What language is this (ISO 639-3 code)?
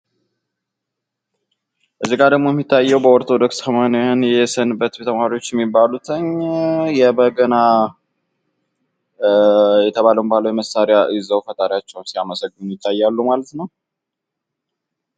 amh